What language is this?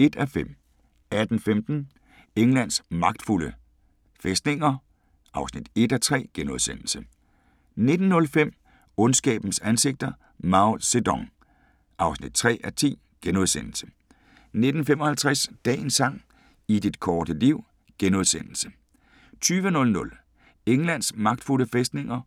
Danish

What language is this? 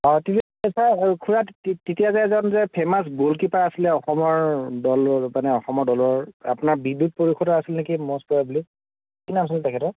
Assamese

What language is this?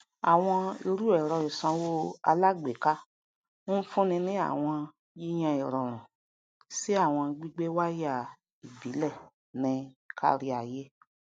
Yoruba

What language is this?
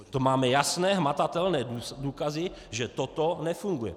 Czech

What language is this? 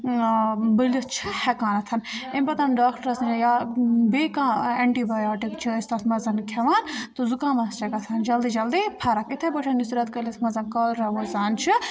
Kashmiri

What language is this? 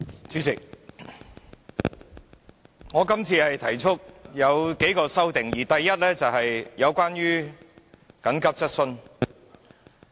Cantonese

